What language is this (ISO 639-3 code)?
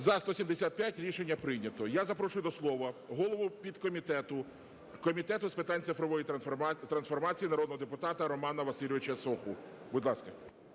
ukr